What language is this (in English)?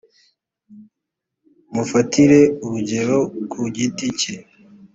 Kinyarwanda